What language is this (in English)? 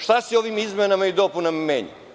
Serbian